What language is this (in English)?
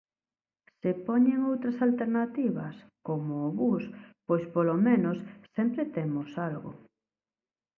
Galician